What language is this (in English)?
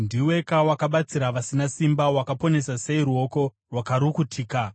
Shona